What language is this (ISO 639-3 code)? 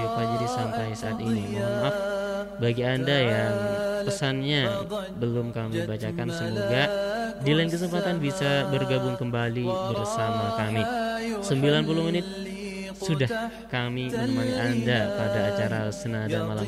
ind